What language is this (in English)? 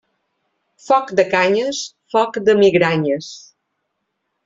Catalan